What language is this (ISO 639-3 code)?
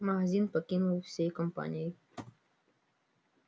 rus